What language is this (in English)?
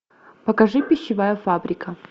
Russian